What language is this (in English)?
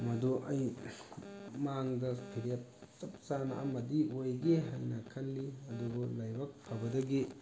Manipuri